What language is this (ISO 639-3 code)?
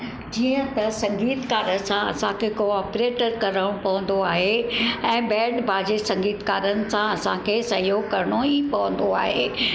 snd